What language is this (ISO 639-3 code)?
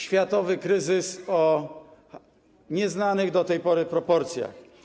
pol